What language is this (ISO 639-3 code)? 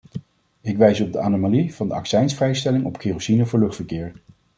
nld